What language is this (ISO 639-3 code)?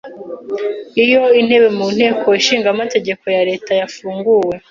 kin